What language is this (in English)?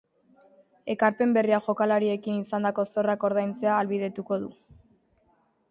Basque